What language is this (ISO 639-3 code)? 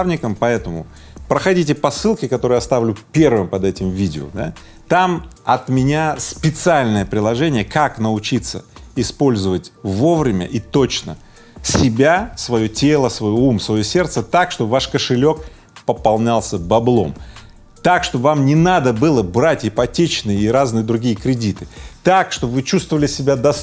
rus